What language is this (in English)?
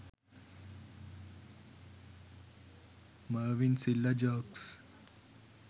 Sinhala